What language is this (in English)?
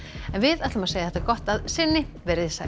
Icelandic